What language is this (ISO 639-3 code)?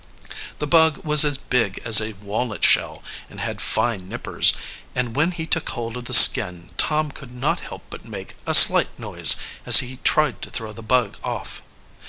eng